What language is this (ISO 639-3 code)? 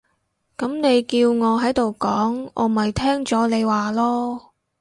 yue